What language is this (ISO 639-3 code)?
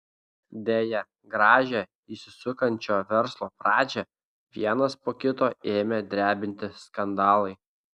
lit